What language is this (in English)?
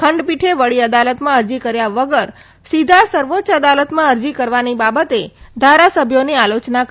Gujarati